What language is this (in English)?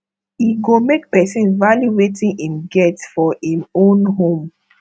Nigerian Pidgin